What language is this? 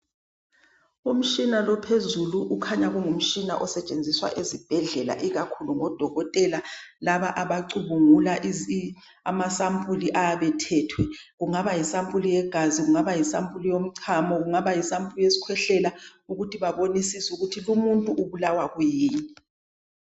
North Ndebele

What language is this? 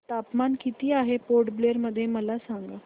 Marathi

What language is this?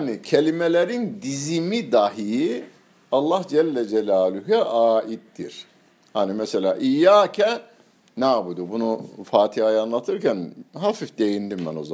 Turkish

